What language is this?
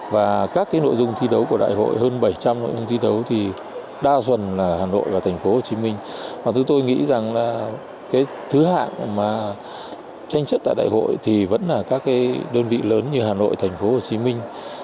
Vietnamese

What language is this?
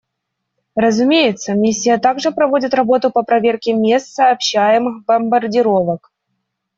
Russian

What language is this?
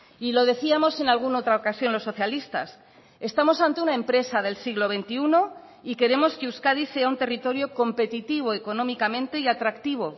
Spanish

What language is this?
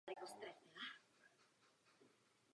Czech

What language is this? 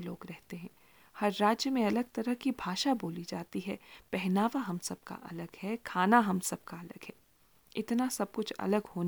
Hindi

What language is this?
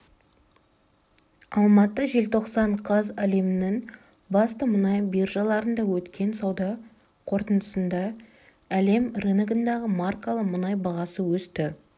Kazakh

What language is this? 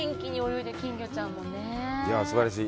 Japanese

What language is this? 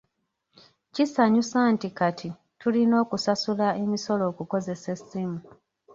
Ganda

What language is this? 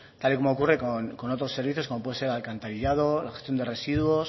Spanish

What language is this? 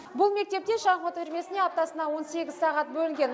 Kazakh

